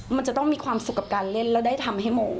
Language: Thai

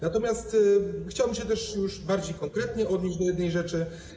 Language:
Polish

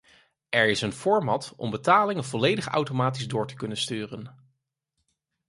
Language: Dutch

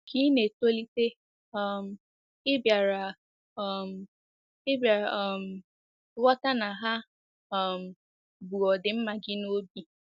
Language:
Igbo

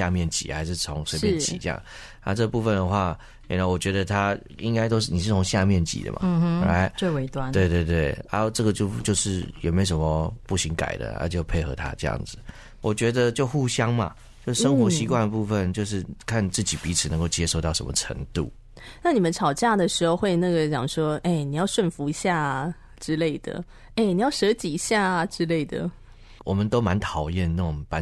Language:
Chinese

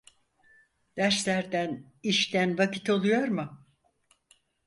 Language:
Turkish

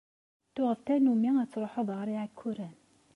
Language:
Kabyle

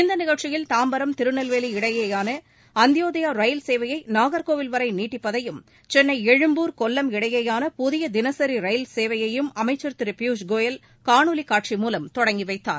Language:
Tamil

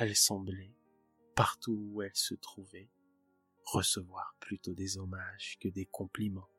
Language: French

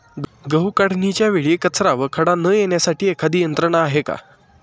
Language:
Marathi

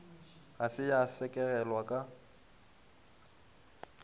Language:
Northern Sotho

